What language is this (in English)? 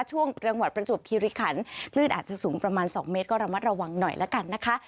Thai